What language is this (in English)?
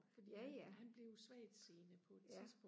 Danish